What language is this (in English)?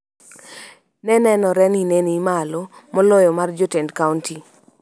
Luo (Kenya and Tanzania)